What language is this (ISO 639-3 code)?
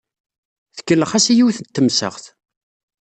kab